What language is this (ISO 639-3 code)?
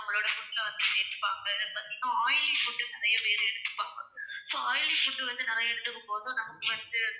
tam